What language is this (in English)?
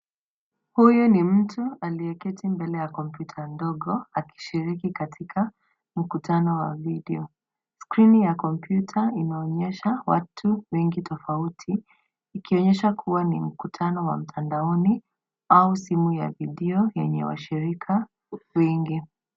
Swahili